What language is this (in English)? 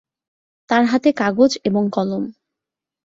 Bangla